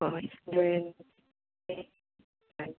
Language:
Manipuri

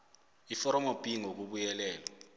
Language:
South Ndebele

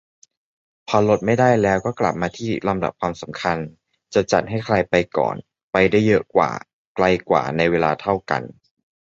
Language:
Thai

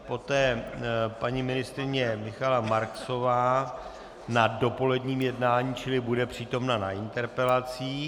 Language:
Czech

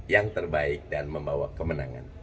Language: Indonesian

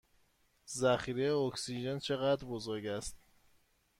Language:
Persian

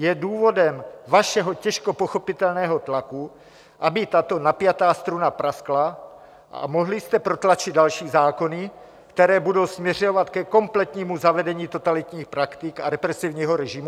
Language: Czech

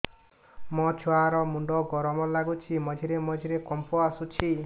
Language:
Odia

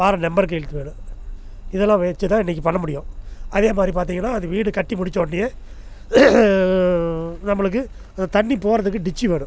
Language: Tamil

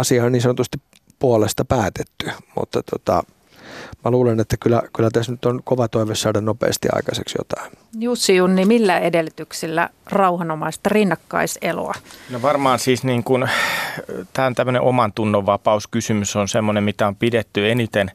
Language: Finnish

